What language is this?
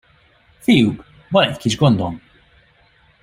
Hungarian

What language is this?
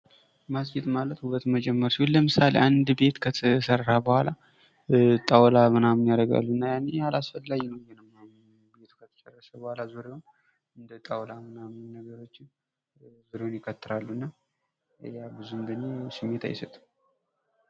Amharic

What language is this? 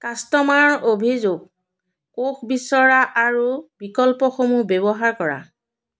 Assamese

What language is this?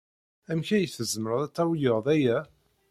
Kabyle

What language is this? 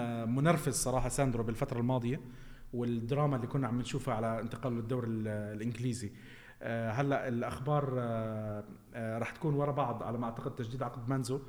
Arabic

